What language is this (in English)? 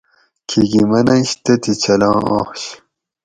Gawri